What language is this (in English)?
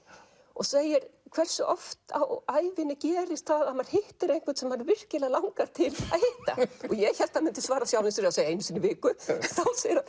Icelandic